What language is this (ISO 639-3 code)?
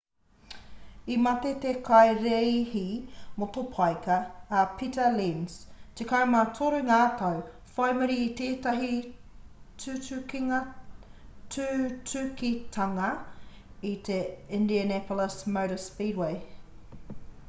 mri